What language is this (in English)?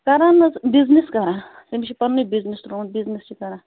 Kashmiri